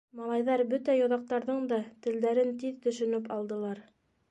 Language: Bashkir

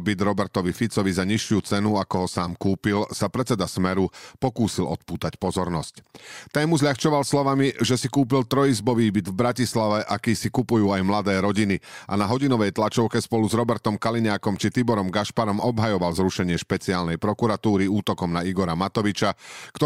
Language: Slovak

